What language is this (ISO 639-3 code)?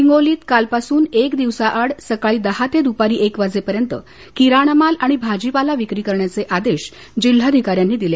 mar